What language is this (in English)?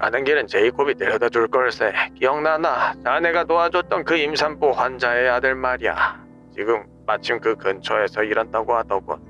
Korean